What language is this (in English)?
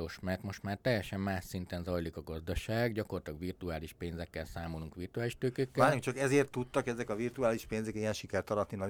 Hungarian